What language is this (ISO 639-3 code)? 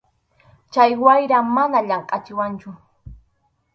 qxu